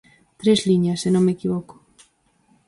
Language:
Galician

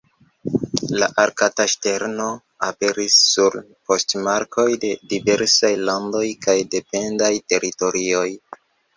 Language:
Esperanto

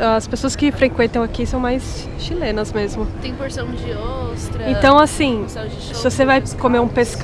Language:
Portuguese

